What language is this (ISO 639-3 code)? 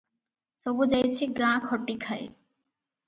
ori